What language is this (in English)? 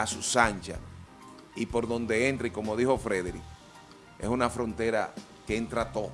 Spanish